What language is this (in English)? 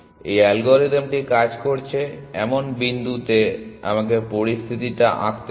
Bangla